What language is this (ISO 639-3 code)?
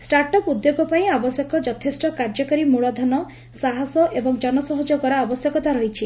ori